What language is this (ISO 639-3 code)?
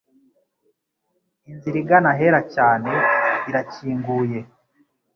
kin